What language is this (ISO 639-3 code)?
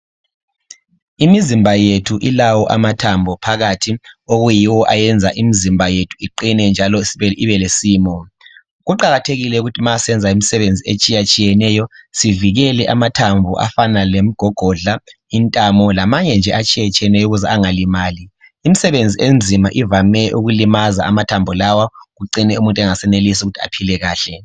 nde